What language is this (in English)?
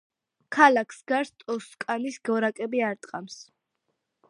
Georgian